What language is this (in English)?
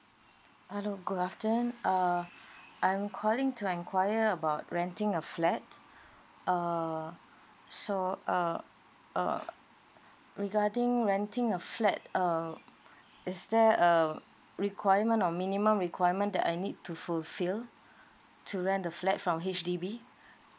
English